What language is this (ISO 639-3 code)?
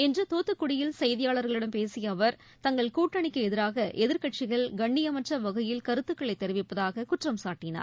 tam